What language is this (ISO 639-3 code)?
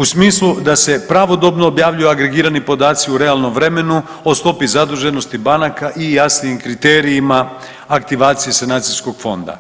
hrv